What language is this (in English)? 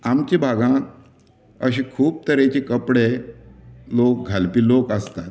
Konkani